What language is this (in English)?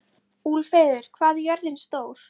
Icelandic